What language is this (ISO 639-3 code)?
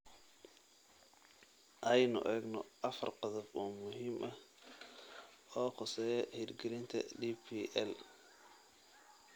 som